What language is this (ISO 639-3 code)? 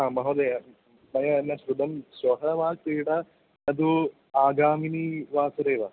san